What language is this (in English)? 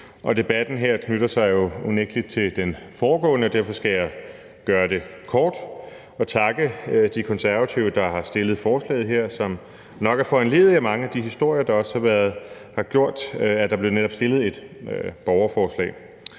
Danish